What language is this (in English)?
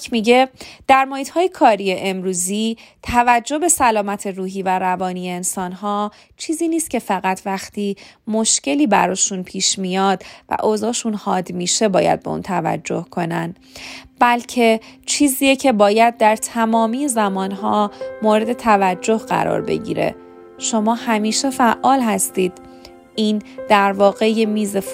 Persian